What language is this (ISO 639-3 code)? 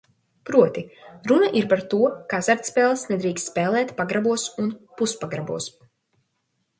lav